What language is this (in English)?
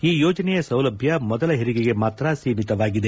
Kannada